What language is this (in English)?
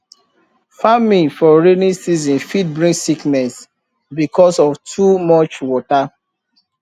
Nigerian Pidgin